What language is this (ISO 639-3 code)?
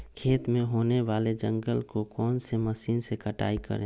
mag